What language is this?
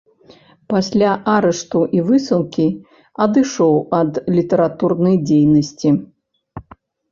Belarusian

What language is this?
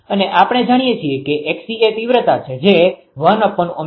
Gujarati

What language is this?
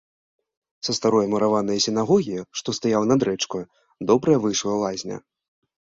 Belarusian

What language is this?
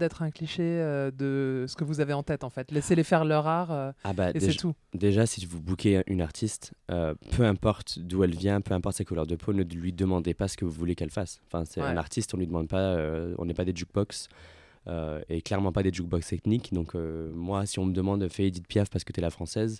French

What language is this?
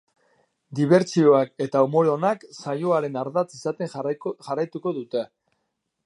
Basque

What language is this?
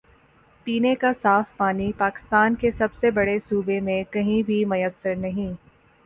Urdu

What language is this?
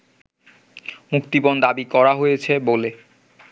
Bangla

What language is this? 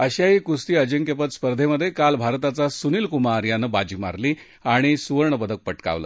Marathi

